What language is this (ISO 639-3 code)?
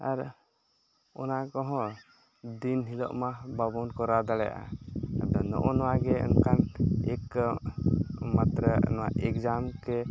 sat